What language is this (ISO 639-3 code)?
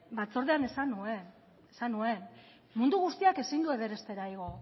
eus